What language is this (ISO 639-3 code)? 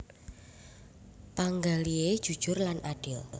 jav